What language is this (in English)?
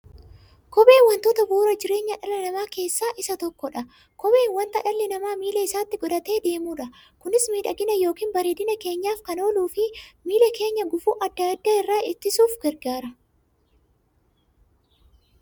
Oromo